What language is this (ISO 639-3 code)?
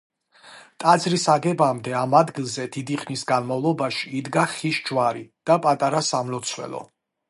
kat